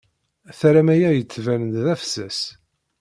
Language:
Kabyle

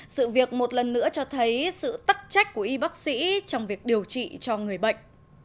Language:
Vietnamese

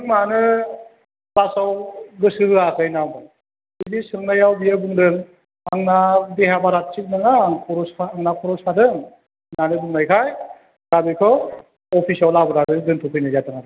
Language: Bodo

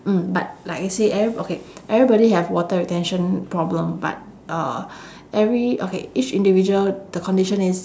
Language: English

